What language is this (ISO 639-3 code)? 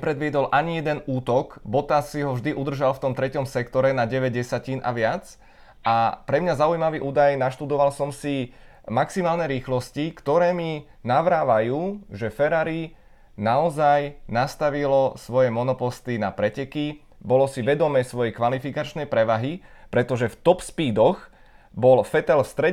ces